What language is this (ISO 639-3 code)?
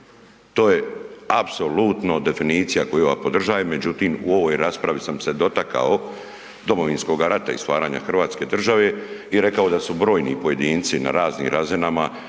hrv